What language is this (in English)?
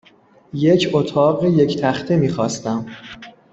Persian